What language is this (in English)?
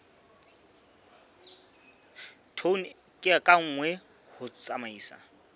Southern Sotho